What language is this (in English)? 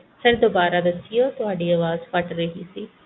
Punjabi